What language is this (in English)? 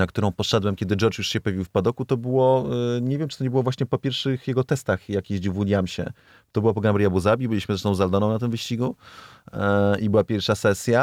Polish